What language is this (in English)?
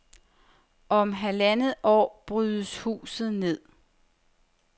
Danish